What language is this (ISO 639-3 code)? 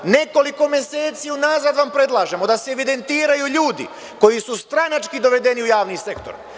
srp